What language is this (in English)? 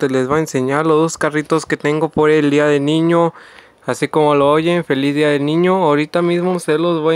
Spanish